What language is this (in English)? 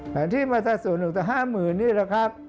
Thai